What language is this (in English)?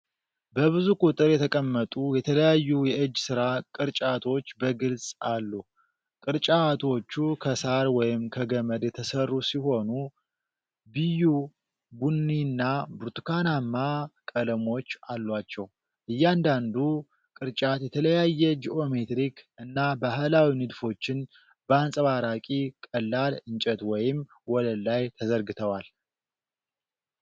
Amharic